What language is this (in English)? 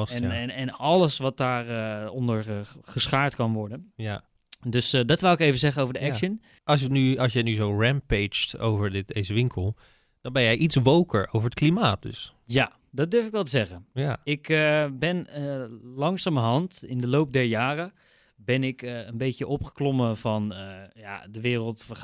Dutch